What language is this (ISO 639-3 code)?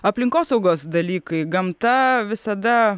lit